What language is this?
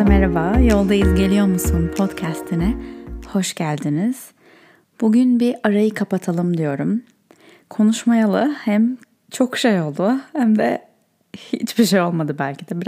Turkish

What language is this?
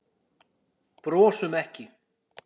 Icelandic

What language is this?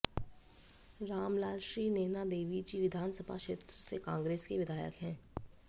Hindi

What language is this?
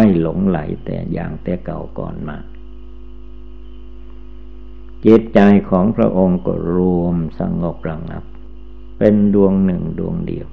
Thai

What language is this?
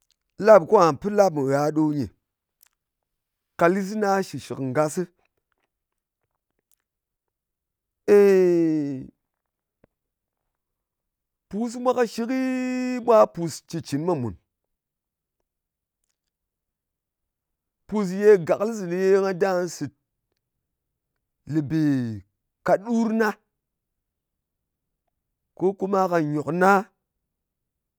Ngas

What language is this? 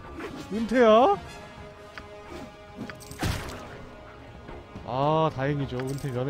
Korean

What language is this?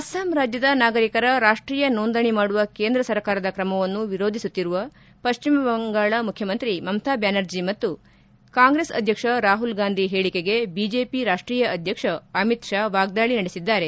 Kannada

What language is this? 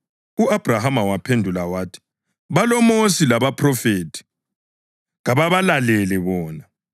North Ndebele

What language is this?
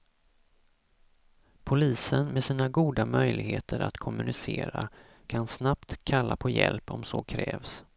Swedish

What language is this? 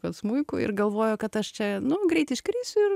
Lithuanian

